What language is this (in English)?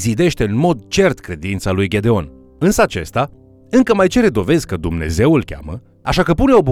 Romanian